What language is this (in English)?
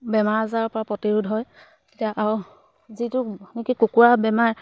Assamese